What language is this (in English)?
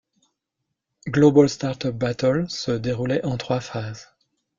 French